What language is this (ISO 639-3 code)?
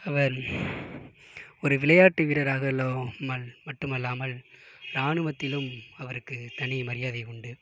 tam